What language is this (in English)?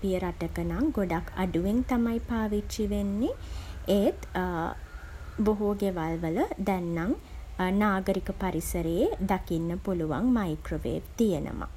Sinhala